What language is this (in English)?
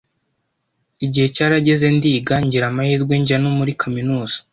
Kinyarwanda